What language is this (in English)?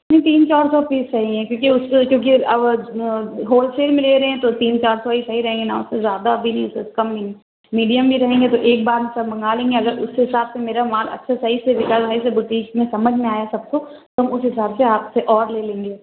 Urdu